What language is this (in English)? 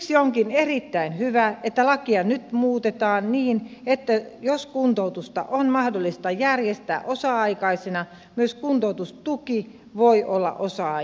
Finnish